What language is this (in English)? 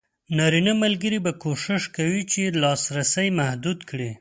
Pashto